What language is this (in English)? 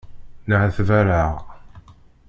Kabyle